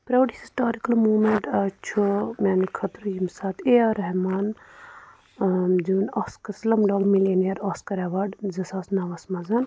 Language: Kashmiri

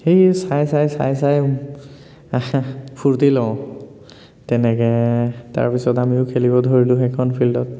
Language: Assamese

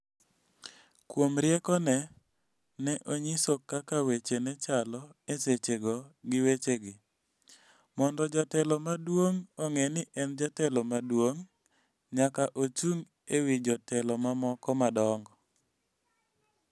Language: Luo (Kenya and Tanzania)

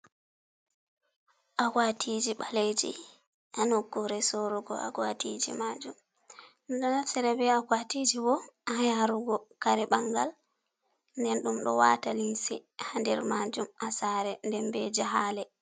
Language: Fula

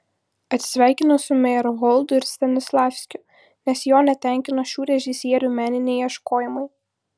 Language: Lithuanian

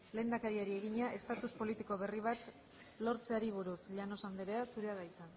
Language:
Basque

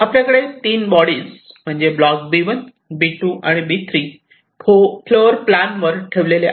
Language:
Marathi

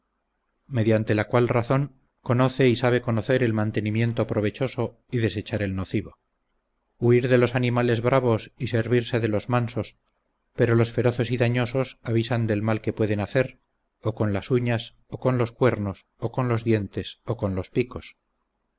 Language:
Spanish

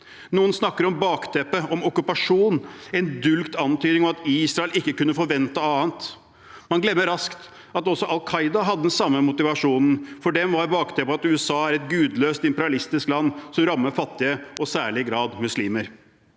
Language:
Norwegian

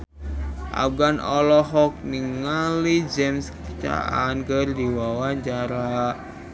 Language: Sundanese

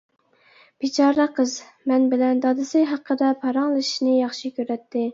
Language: Uyghur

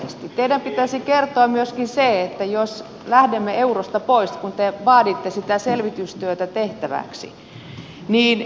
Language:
Finnish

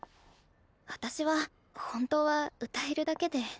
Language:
Japanese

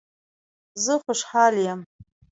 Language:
Pashto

